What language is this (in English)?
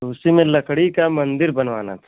Hindi